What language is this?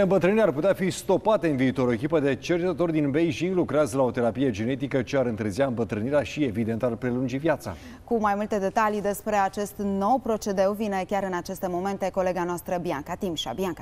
Romanian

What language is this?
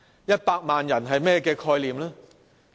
Cantonese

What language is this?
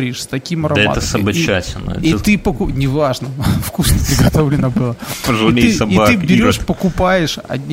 Russian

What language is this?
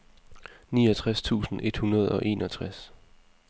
Danish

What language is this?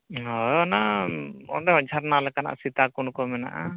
Santali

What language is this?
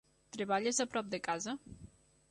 Catalan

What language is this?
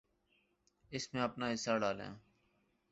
Urdu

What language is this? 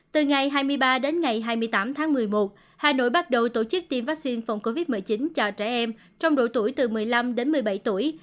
Vietnamese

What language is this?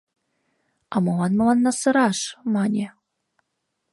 Mari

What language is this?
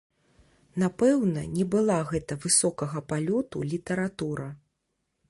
Belarusian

